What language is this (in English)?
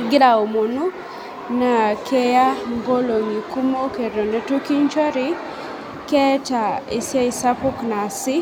Masai